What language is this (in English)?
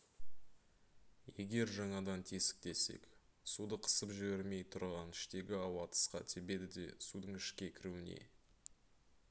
Kazakh